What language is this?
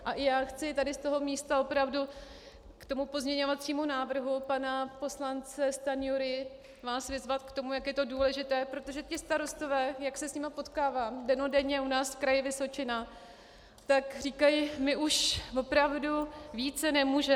Czech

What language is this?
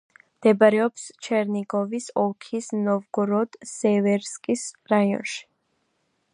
Georgian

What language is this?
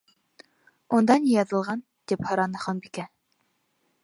Bashkir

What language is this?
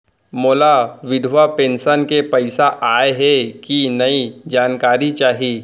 Chhattisgarhi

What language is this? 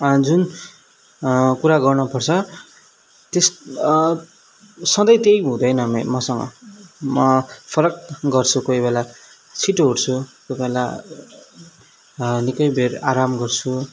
Nepali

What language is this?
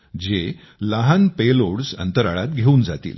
Marathi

